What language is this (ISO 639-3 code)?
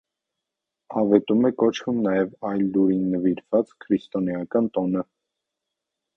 hye